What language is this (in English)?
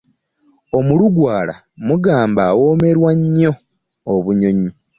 Ganda